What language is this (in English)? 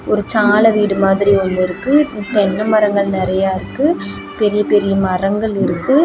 Tamil